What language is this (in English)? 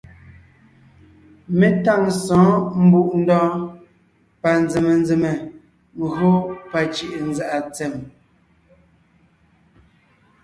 Ngiemboon